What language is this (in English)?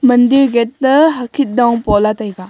Wancho Naga